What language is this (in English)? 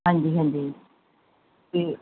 Punjabi